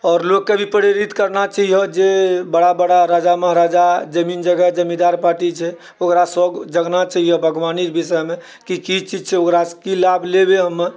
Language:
Maithili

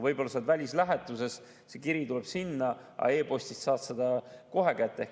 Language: Estonian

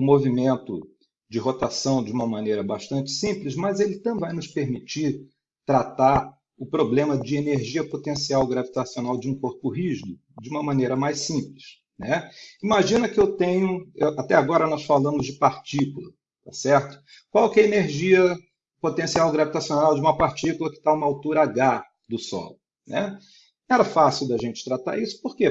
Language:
Portuguese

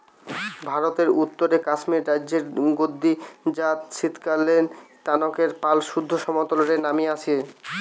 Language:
Bangla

